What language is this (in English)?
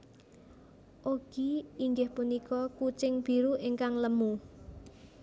Javanese